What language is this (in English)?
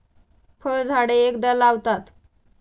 Marathi